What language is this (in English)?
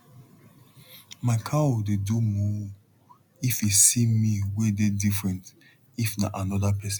Nigerian Pidgin